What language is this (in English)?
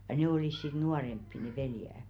Finnish